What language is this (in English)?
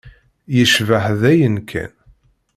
Kabyle